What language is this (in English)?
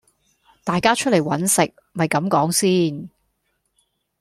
Cantonese